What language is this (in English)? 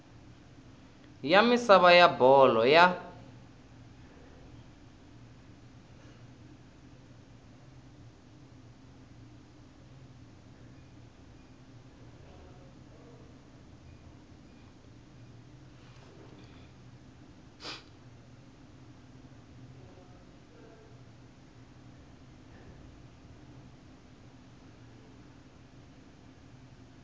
Tsonga